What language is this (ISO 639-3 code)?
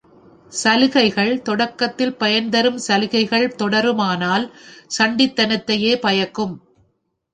tam